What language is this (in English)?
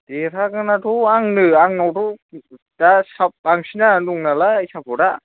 Bodo